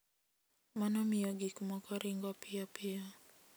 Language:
Luo (Kenya and Tanzania)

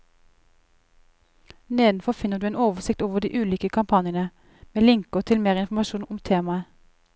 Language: Norwegian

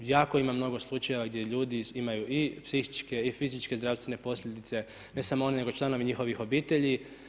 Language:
Croatian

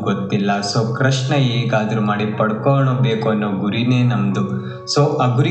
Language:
Kannada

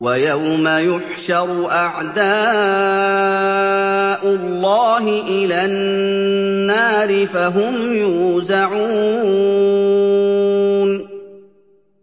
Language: Arabic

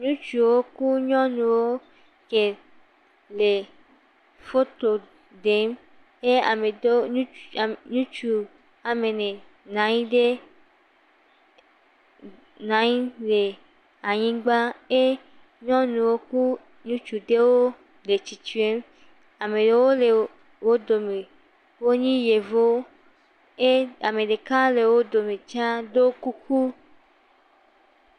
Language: Ewe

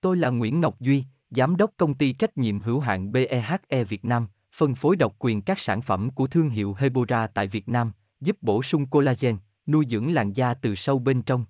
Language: Vietnamese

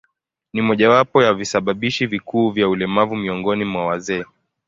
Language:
Swahili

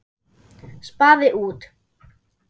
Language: Icelandic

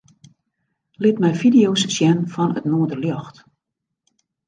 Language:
Western Frisian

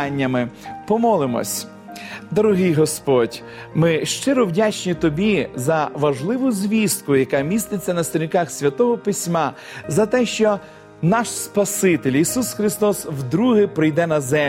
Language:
Ukrainian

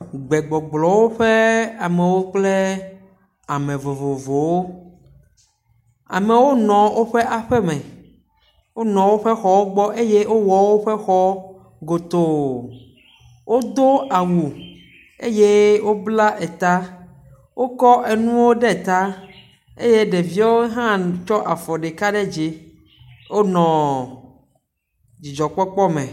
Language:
Ewe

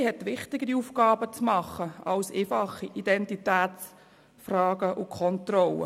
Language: Swiss German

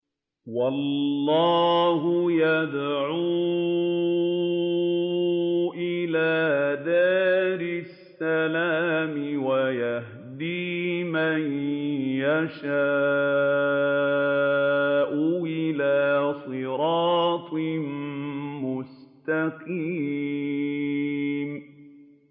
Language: Arabic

